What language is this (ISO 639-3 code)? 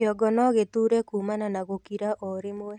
kik